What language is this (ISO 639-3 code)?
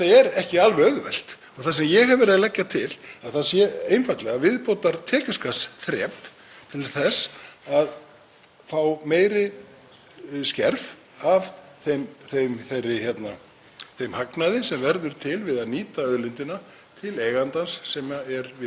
isl